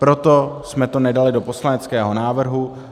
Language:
Czech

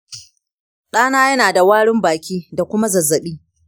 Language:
Hausa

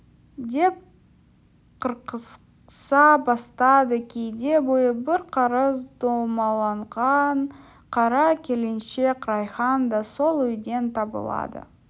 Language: Kazakh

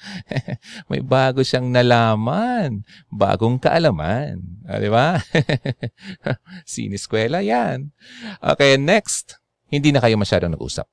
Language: Filipino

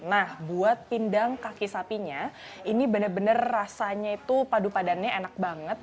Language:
Indonesian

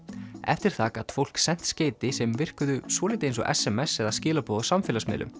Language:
Icelandic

